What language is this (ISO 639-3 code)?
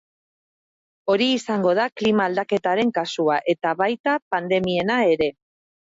eus